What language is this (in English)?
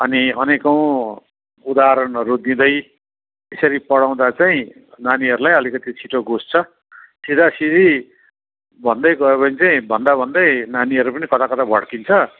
Nepali